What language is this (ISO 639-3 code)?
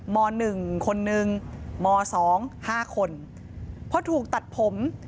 tha